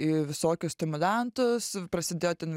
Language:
Lithuanian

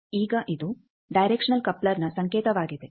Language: Kannada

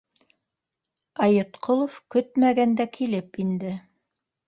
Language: Bashkir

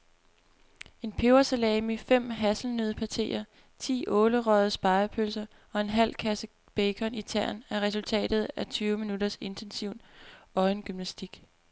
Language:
Danish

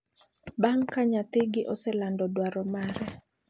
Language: Luo (Kenya and Tanzania)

